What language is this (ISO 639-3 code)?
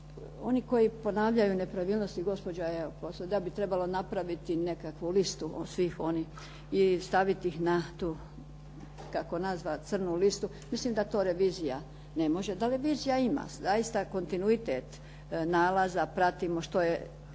hrv